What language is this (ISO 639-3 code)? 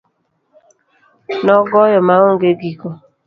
luo